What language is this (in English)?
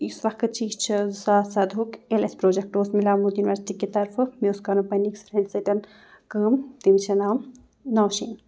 Kashmiri